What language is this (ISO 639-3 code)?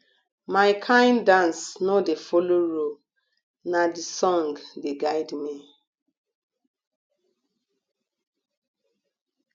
pcm